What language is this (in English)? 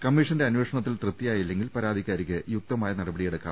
Malayalam